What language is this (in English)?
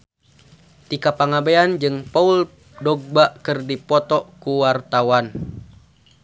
Sundanese